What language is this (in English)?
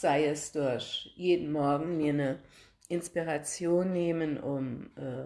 German